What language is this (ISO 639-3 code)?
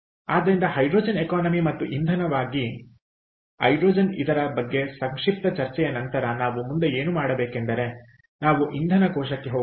kan